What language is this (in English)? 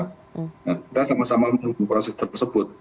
Indonesian